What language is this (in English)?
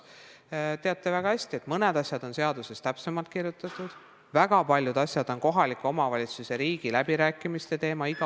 Estonian